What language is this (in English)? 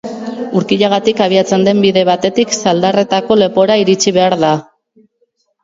Basque